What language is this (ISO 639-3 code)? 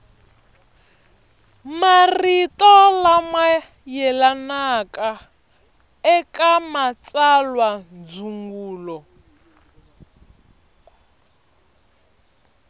tso